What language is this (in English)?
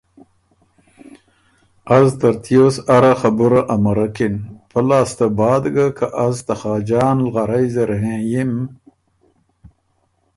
Ormuri